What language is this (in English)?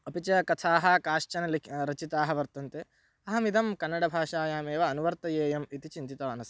Sanskrit